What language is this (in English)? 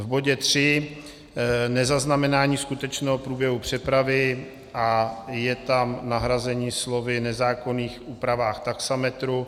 Czech